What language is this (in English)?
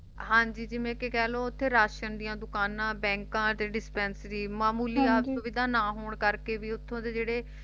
Punjabi